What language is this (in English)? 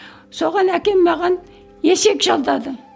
Kazakh